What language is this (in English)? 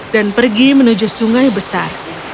Indonesian